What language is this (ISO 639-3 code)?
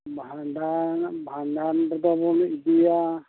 sat